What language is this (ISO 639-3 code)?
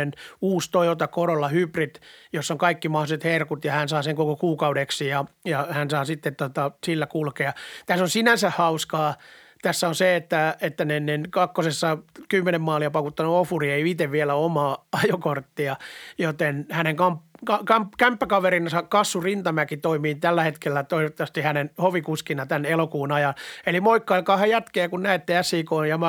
fin